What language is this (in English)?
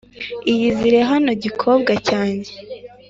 Kinyarwanda